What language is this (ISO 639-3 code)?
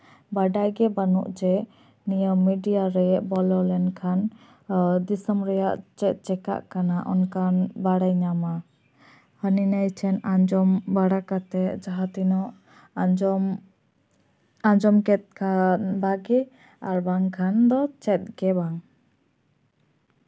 sat